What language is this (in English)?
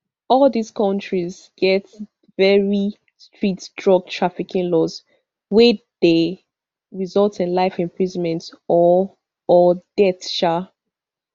Nigerian Pidgin